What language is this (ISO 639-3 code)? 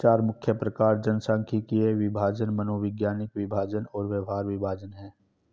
hin